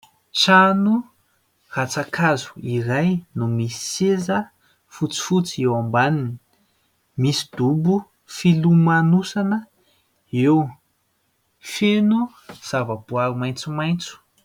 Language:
Malagasy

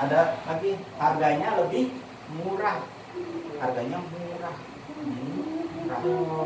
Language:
Indonesian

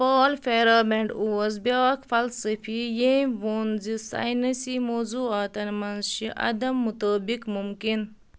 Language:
Kashmiri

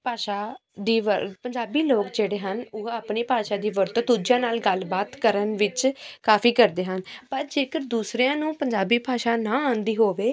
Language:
Punjabi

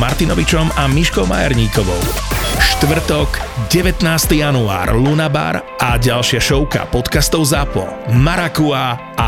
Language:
Slovak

